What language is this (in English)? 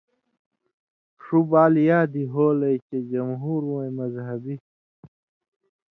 Indus Kohistani